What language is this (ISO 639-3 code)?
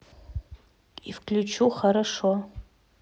rus